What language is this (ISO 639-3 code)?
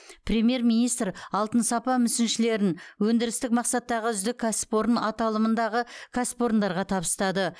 kaz